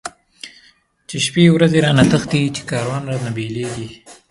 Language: Pashto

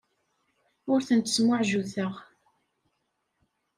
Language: Kabyle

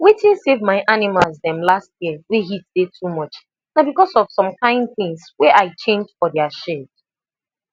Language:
Nigerian Pidgin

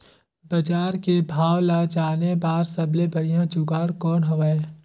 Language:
Chhattisgarhi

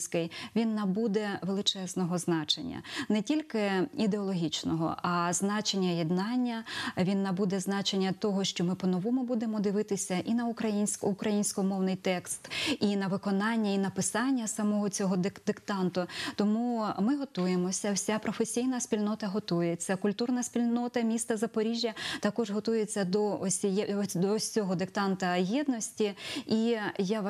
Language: Ukrainian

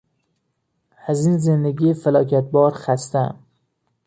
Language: Persian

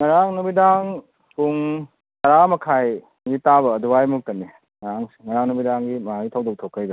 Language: Manipuri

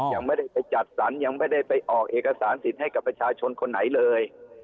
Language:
Thai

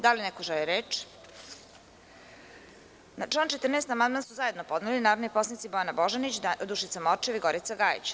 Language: Serbian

